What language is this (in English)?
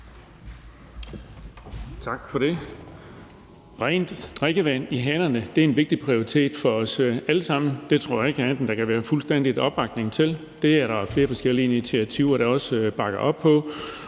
Danish